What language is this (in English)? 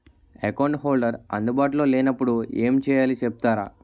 Telugu